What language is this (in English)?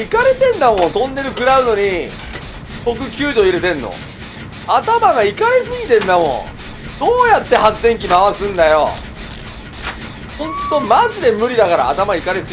Japanese